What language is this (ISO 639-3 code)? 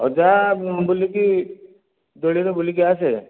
ori